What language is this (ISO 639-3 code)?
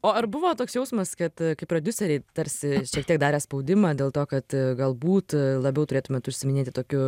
lit